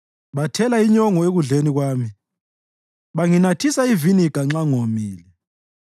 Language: North Ndebele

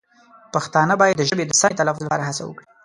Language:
Pashto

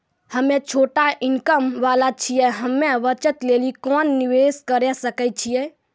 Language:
Maithili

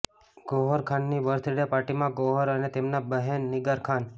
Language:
Gujarati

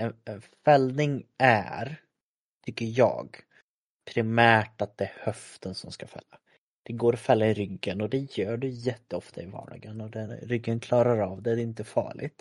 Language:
Swedish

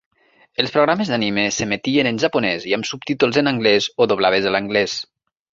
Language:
Catalan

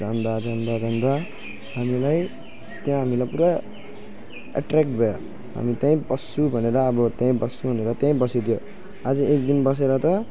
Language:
Nepali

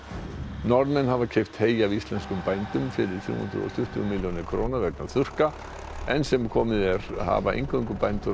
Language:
Icelandic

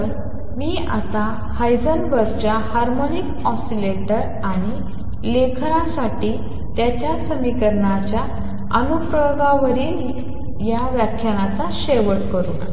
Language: Marathi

